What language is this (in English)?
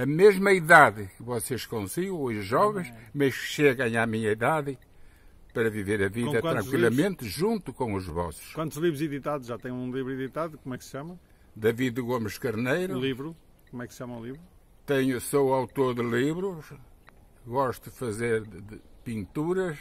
Portuguese